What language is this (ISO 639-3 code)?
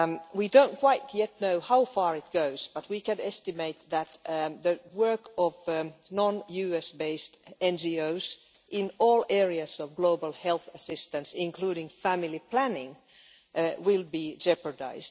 eng